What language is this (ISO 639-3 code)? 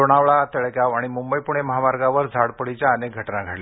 mar